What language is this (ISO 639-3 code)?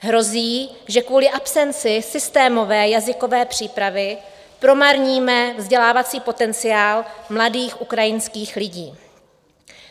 ces